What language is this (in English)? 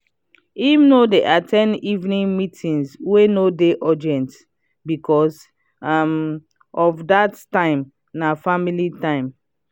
Nigerian Pidgin